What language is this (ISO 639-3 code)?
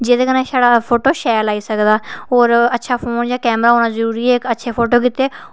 doi